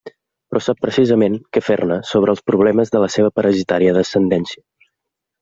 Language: Catalan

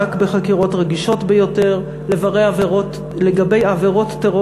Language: Hebrew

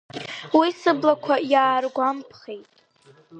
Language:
Abkhazian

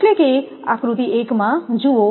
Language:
Gujarati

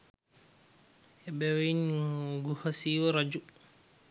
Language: Sinhala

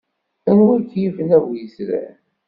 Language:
Kabyle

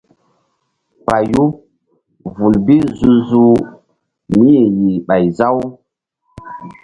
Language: Mbum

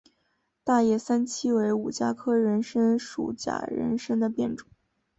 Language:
Chinese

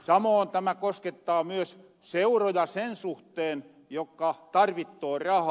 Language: Finnish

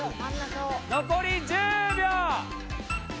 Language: Japanese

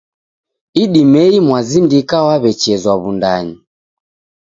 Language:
Taita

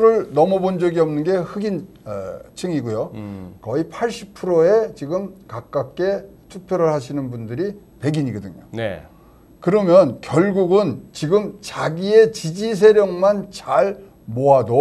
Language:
Korean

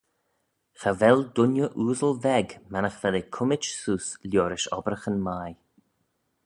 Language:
Manx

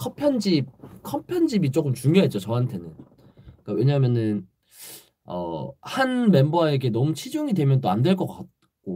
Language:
Korean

